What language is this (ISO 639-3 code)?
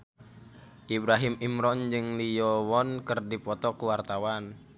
sun